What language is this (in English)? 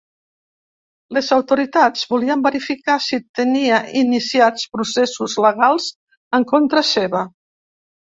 Catalan